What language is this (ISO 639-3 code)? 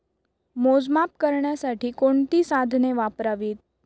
mar